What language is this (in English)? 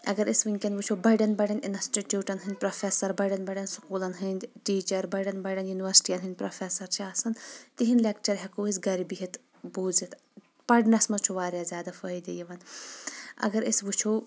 Kashmiri